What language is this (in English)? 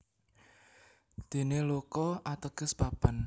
Javanese